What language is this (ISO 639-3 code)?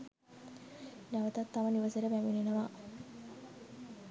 sin